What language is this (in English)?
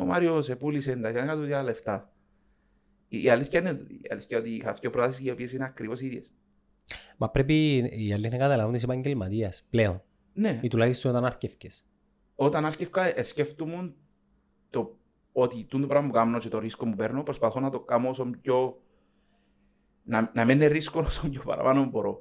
Greek